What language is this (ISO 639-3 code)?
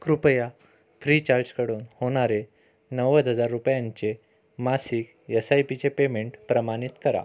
mar